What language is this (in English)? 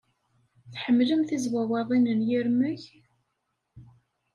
Kabyle